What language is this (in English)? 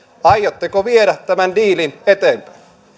Finnish